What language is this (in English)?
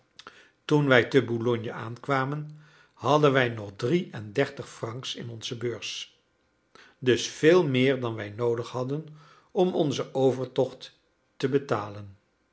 Dutch